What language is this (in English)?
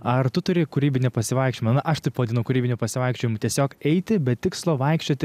Lithuanian